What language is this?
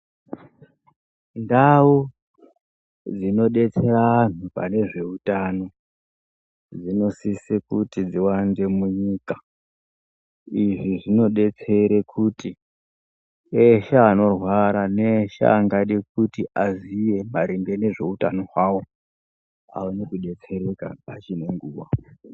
Ndau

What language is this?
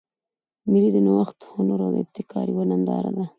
Pashto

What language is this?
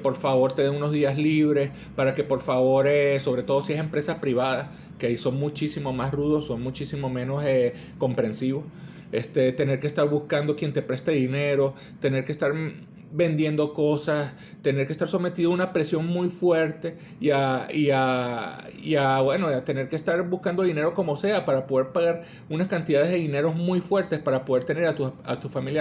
Spanish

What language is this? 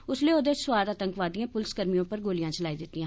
Dogri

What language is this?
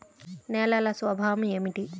Telugu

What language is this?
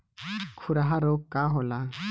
Bhojpuri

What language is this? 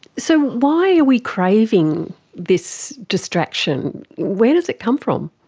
English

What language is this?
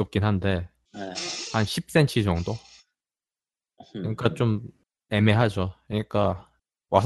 Korean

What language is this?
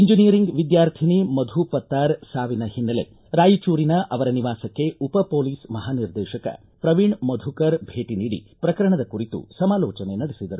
Kannada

